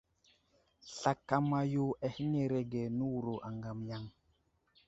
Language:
Wuzlam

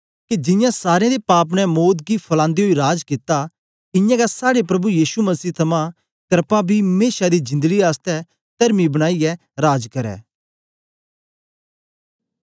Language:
Dogri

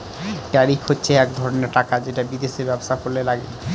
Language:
Bangla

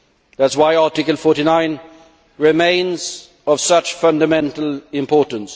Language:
English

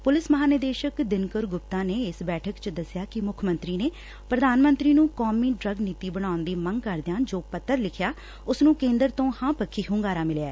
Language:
Punjabi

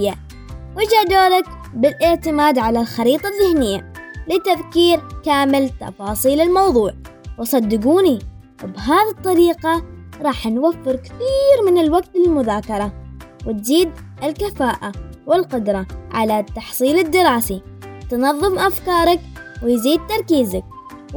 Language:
Arabic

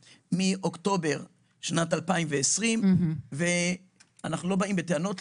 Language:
Hebrew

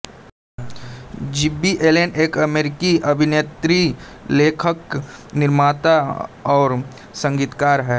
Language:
Hindi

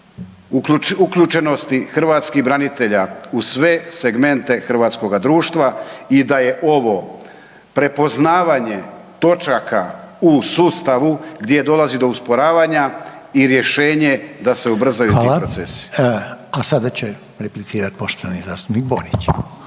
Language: Croatian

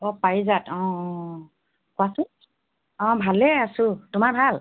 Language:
Assamese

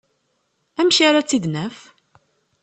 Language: Kabyle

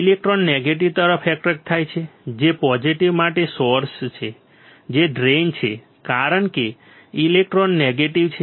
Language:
Gujarati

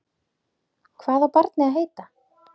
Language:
Icelandic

